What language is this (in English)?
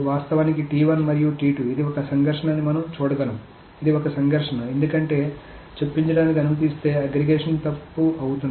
Telugu